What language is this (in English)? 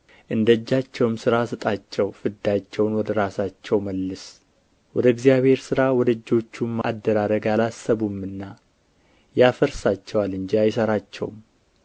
Amharic